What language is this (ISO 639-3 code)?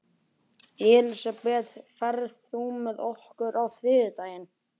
isl